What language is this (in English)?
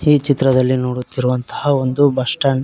Kannada